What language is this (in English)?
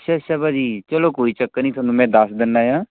Punjabi